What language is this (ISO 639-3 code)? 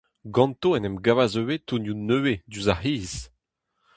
bre